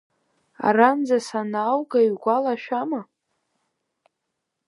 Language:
Abkhazian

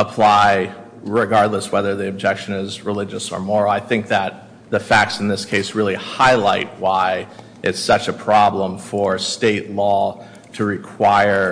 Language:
English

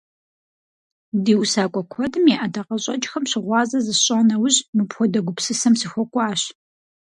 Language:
Kabardian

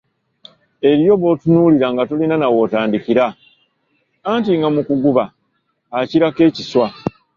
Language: Ganda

